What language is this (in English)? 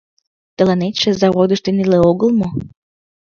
Mari